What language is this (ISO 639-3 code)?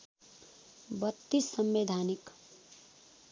nep